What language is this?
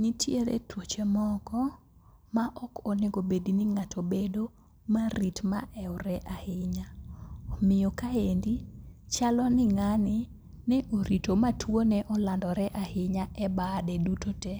Luo (Kenya and Tanzania)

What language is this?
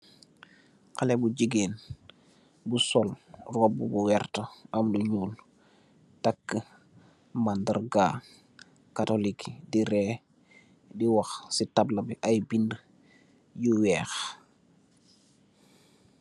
Wolof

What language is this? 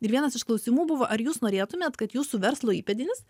Lithuanian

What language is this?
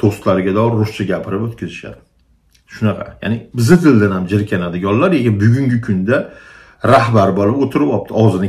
Turkish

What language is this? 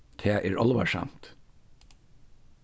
Faroese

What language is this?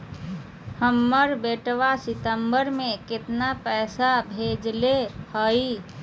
Magahi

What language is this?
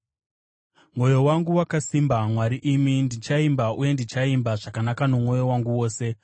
Shona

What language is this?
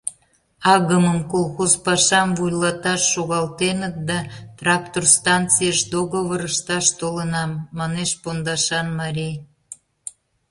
Mari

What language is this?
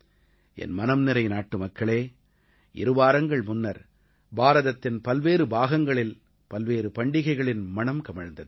Tamil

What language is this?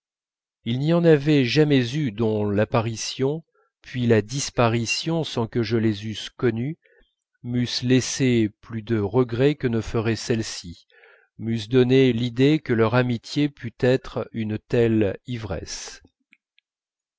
French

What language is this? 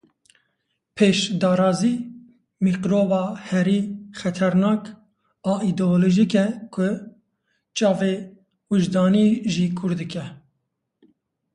Kurdish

